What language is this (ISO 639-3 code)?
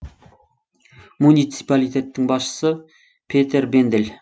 kaz